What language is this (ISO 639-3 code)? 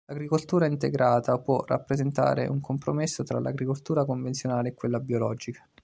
ita